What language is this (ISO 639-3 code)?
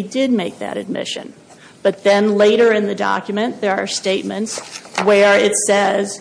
eng